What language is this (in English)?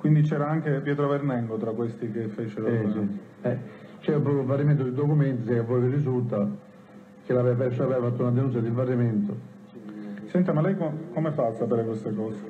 Italian